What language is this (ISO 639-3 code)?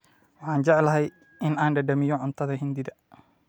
som